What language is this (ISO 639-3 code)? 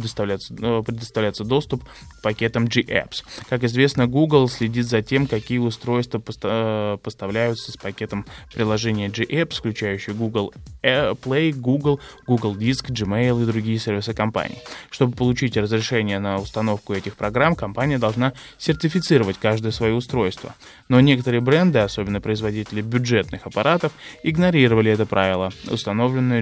rus